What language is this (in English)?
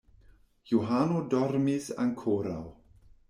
Esperanto